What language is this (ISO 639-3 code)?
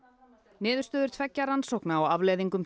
isl